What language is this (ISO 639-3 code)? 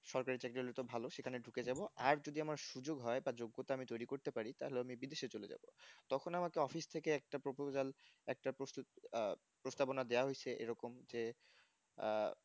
ben